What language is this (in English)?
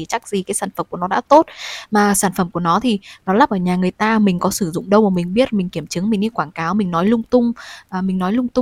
Vietnamese